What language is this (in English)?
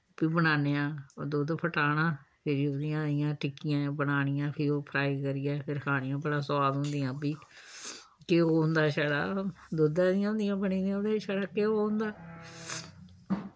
Dogri